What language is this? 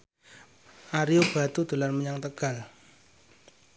Javanese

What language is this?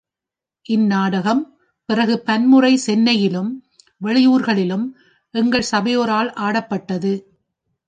Tamil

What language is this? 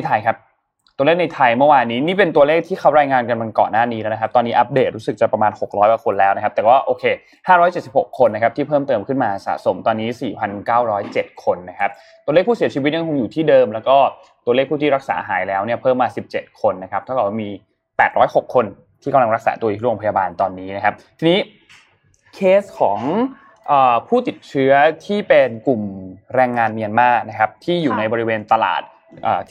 Thai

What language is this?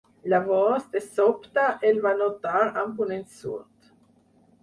Catalan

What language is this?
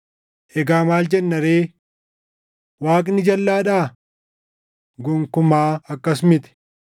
Oromo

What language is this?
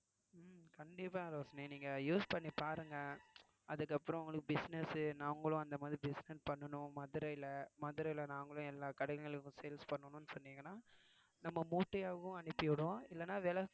Tamil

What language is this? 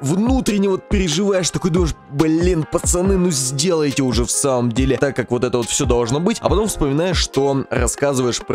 Russian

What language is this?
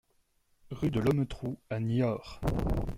French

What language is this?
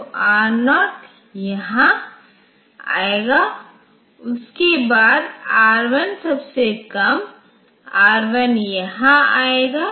Hindi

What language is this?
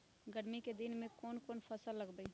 Magahi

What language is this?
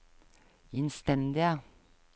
Norwegian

